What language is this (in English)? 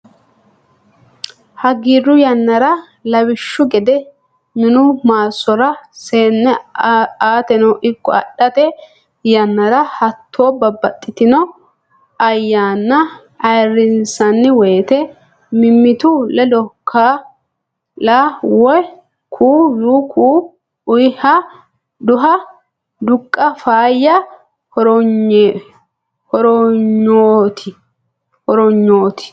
Sidamo